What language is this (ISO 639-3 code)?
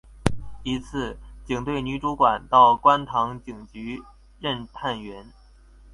zho